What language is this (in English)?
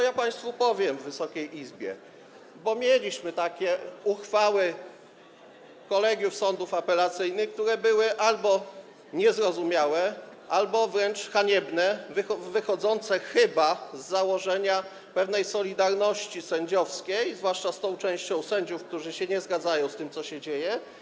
Polish